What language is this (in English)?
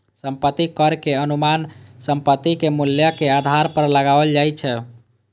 Maithili